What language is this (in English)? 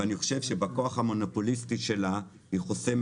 Hebrew